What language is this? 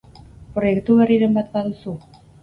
Basque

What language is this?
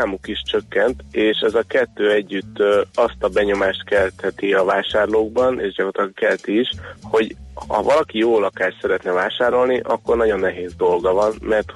Hungarian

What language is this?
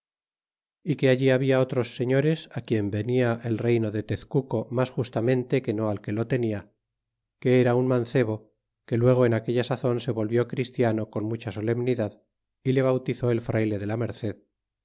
Spanish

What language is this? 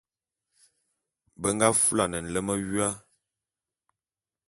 Bulu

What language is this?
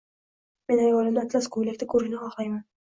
Uzbek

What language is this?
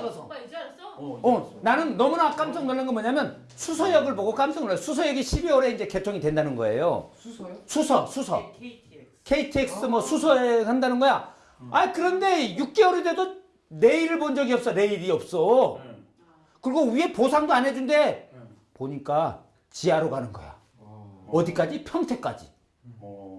Korean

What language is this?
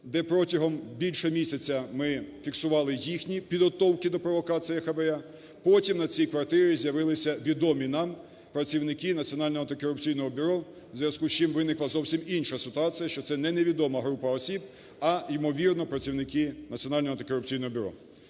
Ukrainian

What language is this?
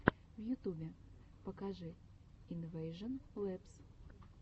Russian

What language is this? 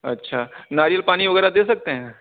Urdu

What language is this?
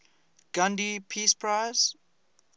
English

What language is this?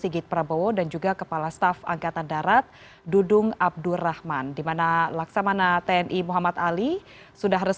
Indonesian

